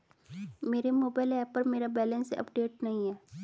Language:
Hindi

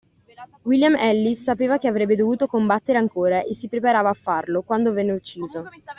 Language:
Italian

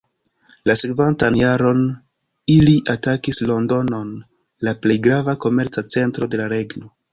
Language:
Esperanto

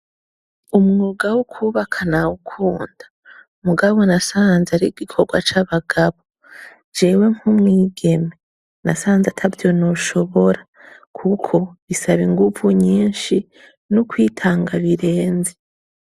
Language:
Rundi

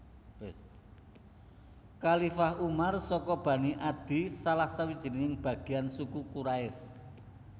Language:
Javanese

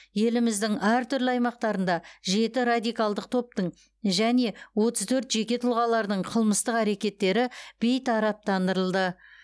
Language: Kazakh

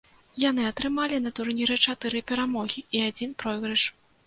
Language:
Belarusian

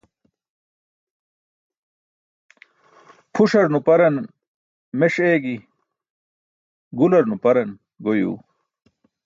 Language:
Burushaski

